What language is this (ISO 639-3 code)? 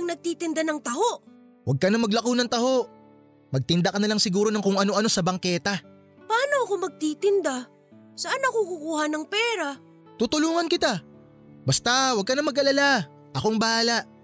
fil